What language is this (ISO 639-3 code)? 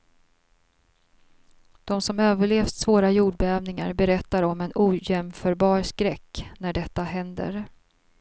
swe